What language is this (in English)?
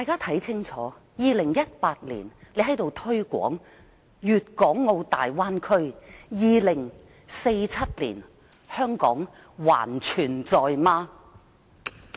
Cantonese